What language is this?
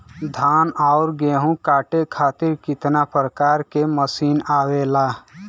Bhojpuri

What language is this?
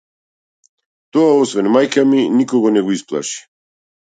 Macedonian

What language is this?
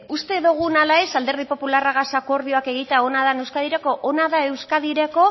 Basque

